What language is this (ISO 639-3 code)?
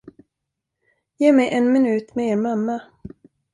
swe